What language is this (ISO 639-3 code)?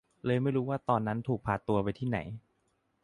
tha